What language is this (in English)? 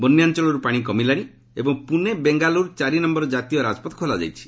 Odia